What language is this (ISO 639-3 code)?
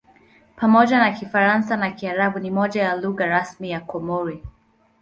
swa